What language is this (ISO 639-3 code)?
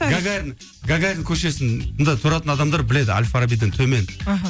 kaz